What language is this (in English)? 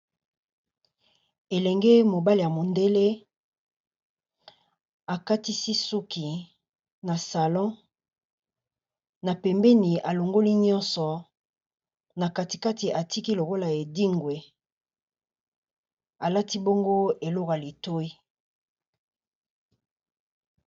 Lingala